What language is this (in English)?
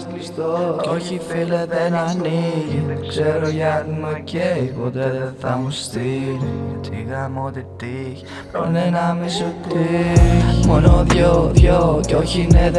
Greek